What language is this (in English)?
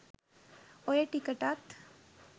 Sinhala